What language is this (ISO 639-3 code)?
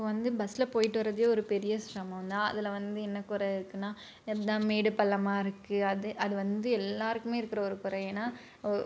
tam